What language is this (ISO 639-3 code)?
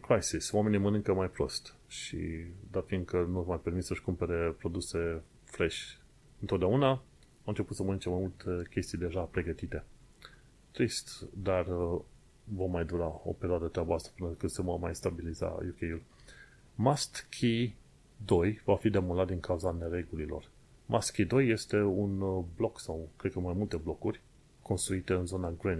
ron